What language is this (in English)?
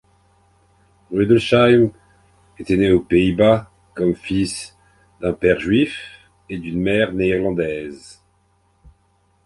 French